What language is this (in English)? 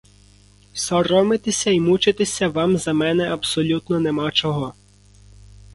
Ukrainian